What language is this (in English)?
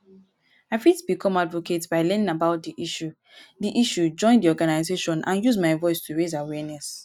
Nigerian Pidgin